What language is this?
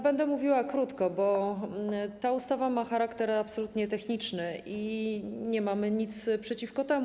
Polish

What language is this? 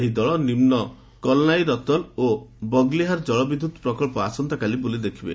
Odia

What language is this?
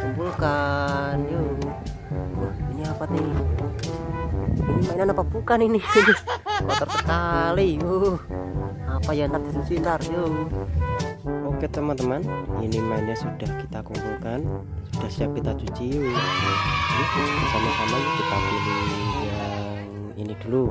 Indonesian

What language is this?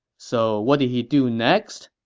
English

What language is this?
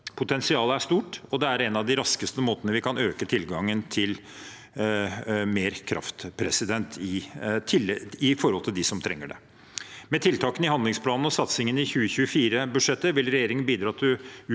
Norwegian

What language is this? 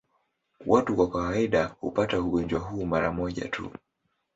Swahili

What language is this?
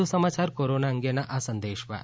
Gujarati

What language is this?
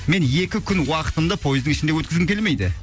Kazakh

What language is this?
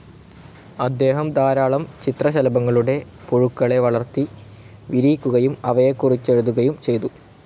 Malayalam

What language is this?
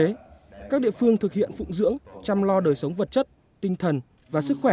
Vietnamese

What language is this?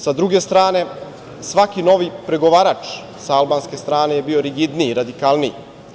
Serbian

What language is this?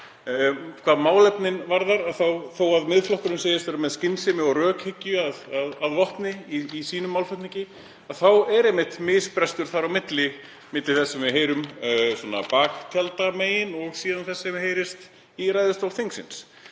Icelandic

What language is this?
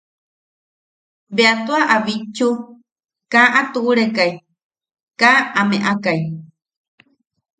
Yaqui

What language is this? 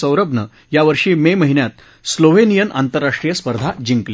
Marathi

